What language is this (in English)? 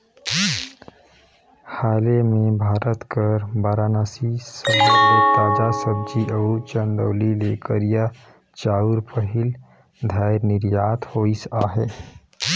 Chhattisgarhi